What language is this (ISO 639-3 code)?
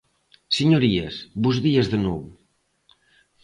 glg